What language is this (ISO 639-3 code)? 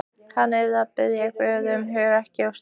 isl